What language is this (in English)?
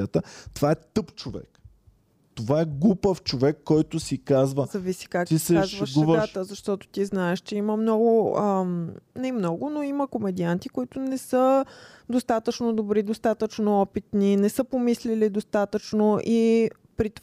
Bulgarian